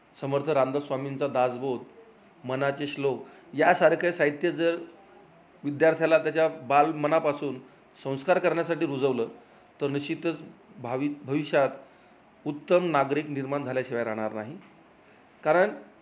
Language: Marathi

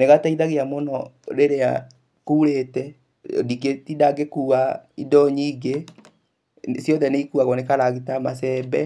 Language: Kikuyu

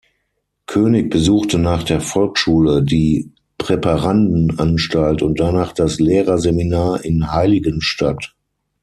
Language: German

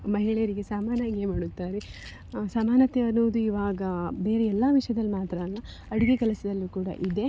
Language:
Kannada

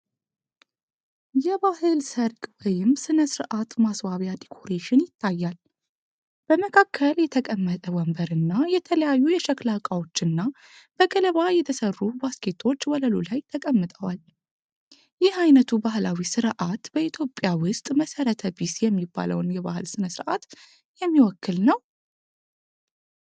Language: Amharic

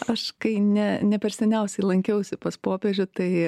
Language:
Lithuanian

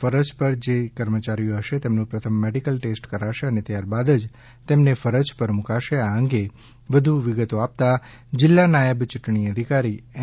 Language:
Gujarati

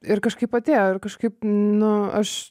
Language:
Lithuanian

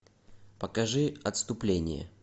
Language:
Russian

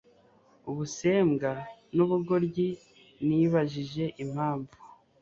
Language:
Kinyarwanda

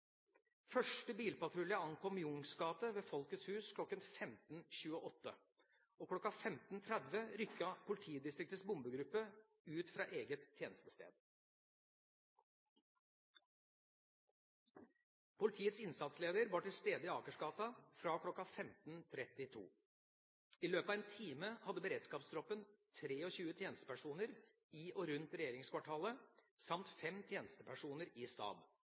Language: Norwegian Bokmål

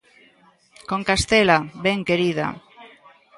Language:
Galician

